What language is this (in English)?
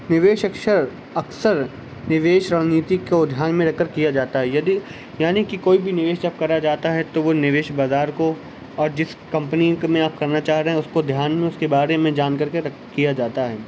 Urdu